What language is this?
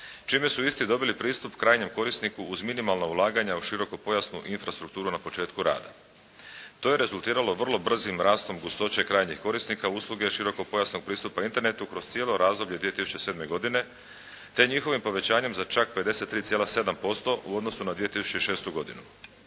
Croatian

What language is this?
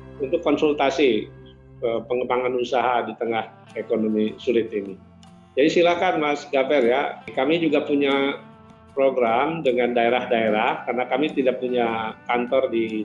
Indonesian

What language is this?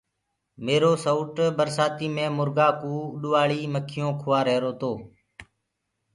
Gurgula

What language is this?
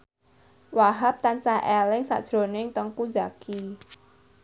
Javanese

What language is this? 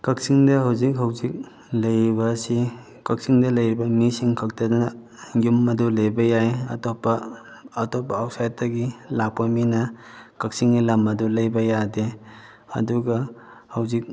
Manipuri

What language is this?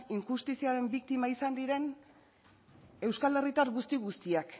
Basque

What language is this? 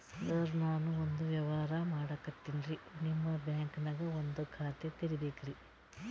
Kannada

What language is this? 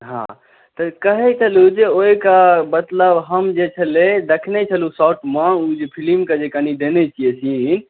Maithili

